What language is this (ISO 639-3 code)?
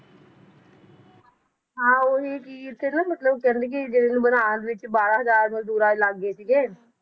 pan